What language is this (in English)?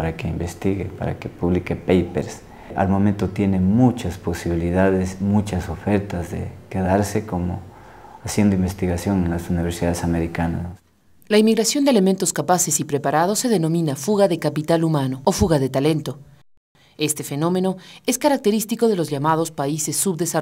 Spanish